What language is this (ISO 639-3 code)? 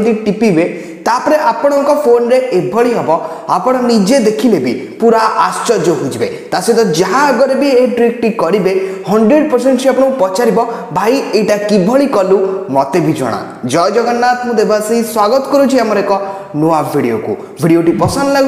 hin